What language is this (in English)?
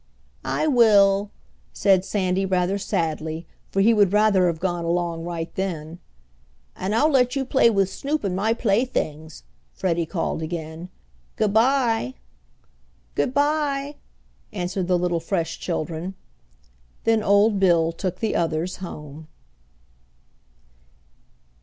English